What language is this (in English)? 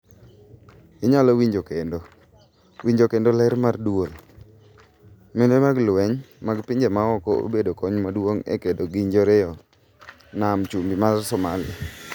Luo (Kenya and Tanzania)